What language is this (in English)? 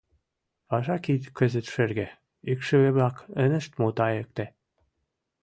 Mari